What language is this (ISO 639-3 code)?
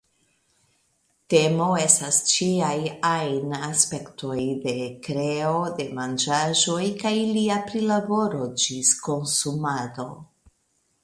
epo